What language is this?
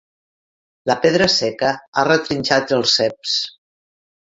Catalan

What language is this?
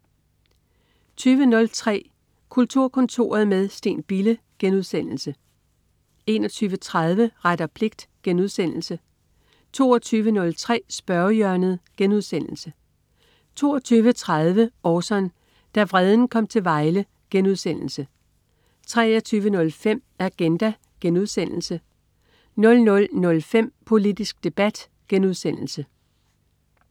Danish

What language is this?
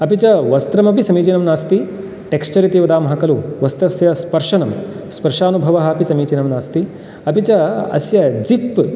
Sanskrit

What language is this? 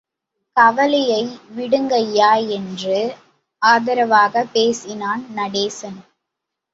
Tamil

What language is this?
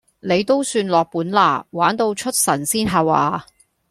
Cantonese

